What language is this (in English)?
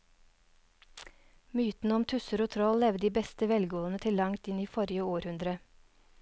Norwegian